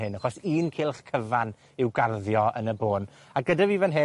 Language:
Welsh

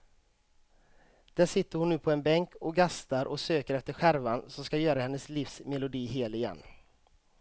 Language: Swedish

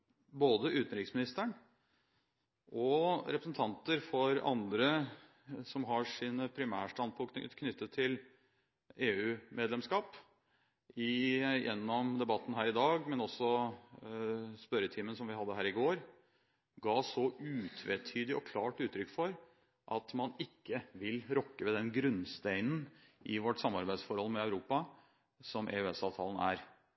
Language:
Norwegian Bokmål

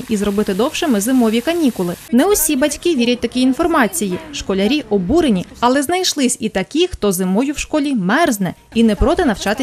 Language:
Ukrainian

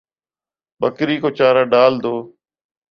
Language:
Urdu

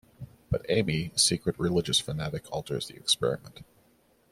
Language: English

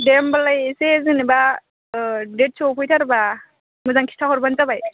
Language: Bodo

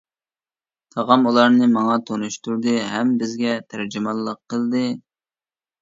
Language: Uyghur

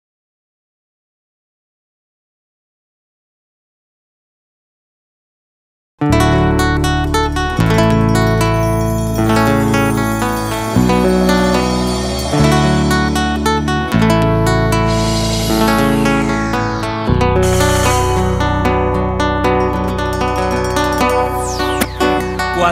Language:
Romanian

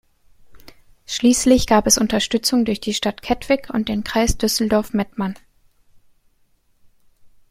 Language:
German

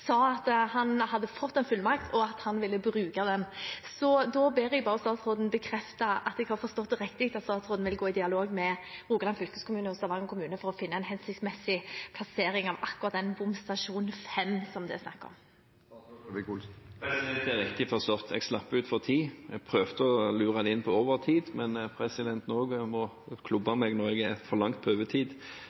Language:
Norwegian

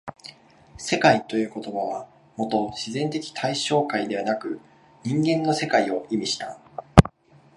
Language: Japanese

